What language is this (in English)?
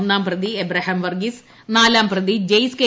Malayalam